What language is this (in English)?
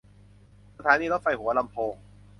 Thai